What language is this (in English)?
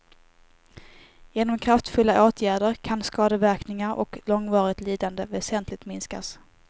Swedish